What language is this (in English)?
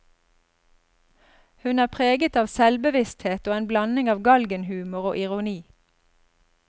Norwegian